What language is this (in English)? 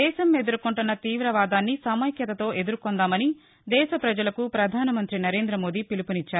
Telugu